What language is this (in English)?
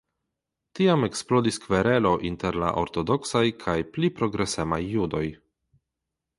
Esperanto